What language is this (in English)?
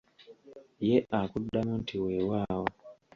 Ganda